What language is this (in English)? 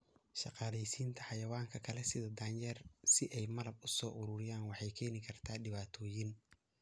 Somali